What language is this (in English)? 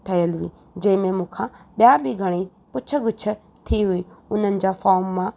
Sindhi